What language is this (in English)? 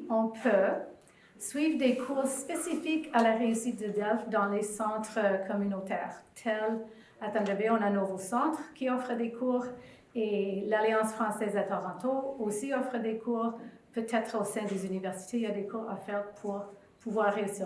French